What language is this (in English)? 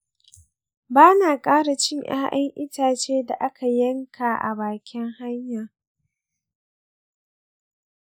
Hausa